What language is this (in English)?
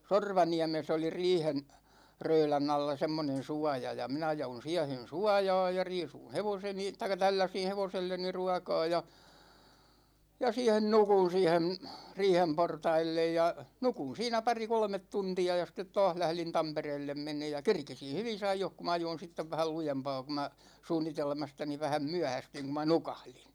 Finnish